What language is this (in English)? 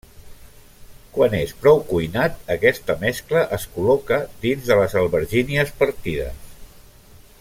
Catalan